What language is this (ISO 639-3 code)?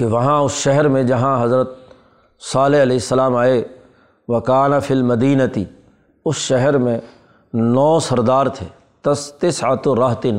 urd